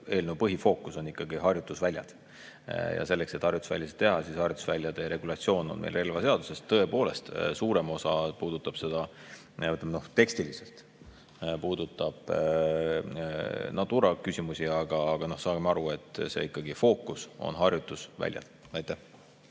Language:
Estonian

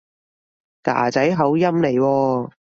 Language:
Cantonese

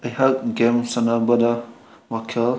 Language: Manipuri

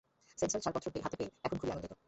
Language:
Bangla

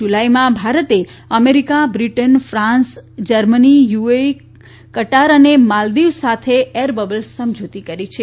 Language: Gujarati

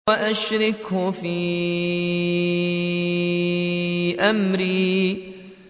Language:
Arabic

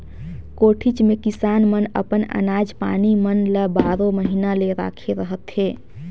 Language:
Chhattisgarhi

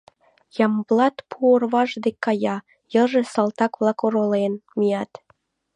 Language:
Mari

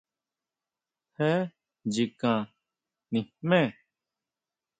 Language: Huautla Mazatec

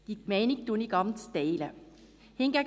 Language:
Swiss German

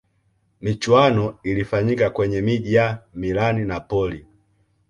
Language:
Swahili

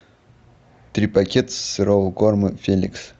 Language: Russian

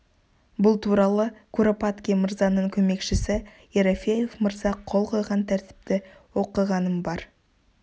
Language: Kazakh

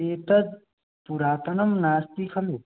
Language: Sanskrit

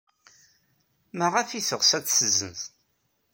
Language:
Kabyle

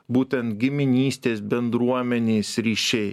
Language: Lithuanian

